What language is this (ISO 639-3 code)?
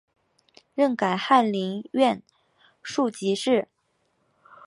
zho